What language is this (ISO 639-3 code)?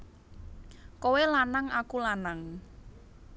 jav